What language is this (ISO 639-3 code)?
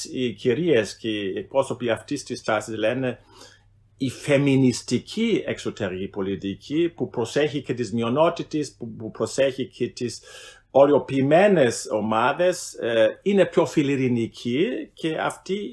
ell